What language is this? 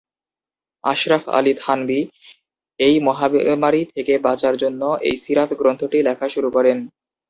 Bangla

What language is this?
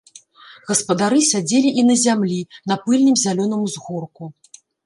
Belarusian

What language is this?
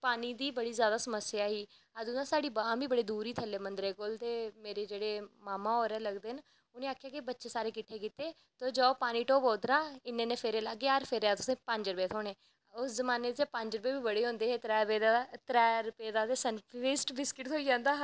Dogri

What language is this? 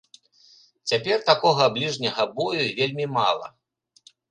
Belarusian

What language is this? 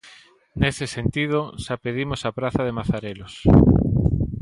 Galician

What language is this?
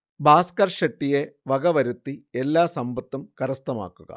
Malayalam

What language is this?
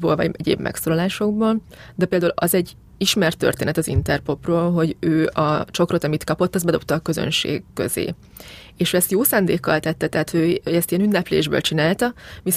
Hungarian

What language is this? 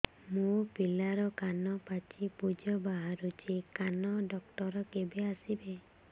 Odia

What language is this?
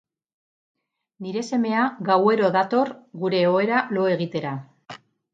Basque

